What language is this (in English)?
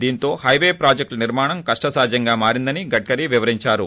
Telugu